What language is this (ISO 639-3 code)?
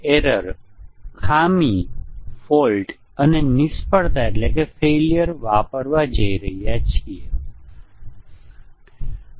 guj